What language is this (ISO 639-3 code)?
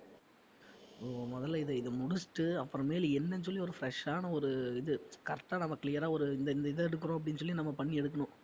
tam